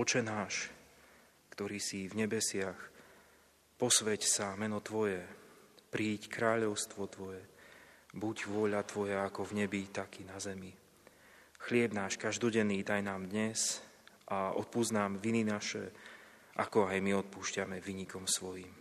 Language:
Slovak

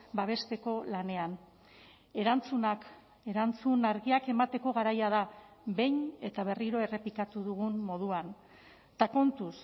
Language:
Basque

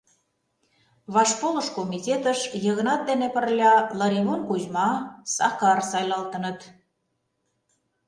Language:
Mari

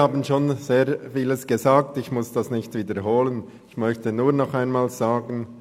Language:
Swiss German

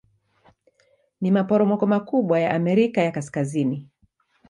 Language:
Swahili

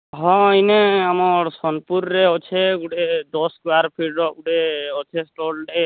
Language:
Odia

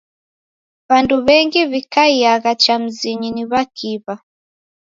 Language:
Taita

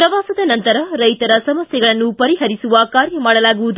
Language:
Kannada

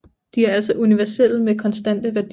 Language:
Danish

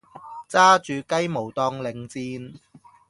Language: Cantonese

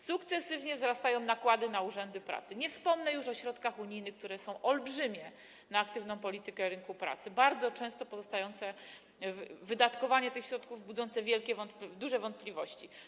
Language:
Polish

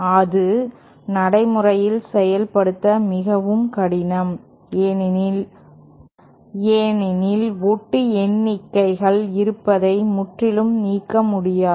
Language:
Tamil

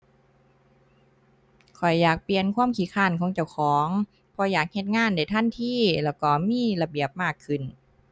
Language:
Thai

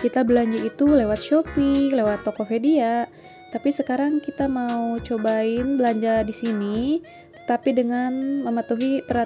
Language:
Indonesian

